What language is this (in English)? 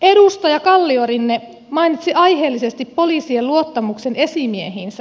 Finnish